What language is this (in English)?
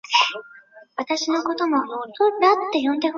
Chinese